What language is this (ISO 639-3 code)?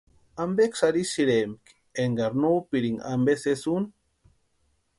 pua